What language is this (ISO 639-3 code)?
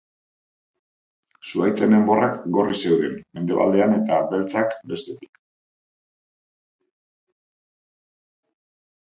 eus